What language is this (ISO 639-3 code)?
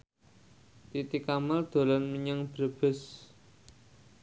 jav